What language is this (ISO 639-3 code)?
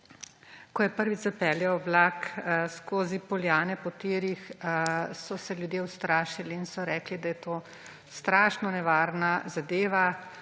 slv